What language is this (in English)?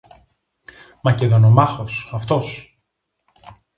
Greek